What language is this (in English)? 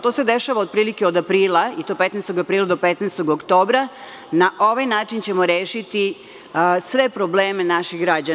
Serbian